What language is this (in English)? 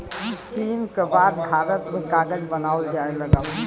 Bhojpuri